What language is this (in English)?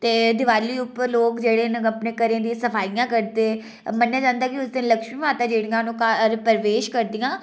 Dogri